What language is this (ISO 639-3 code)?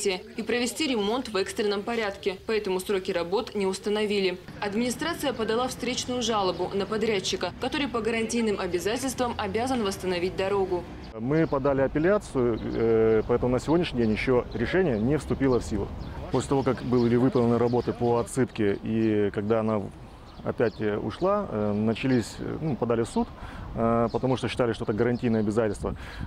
rus